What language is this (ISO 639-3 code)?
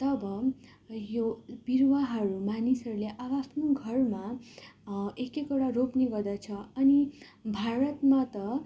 nep